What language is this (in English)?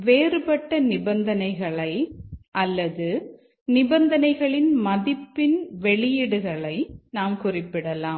Tamil